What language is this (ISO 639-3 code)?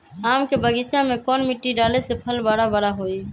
mag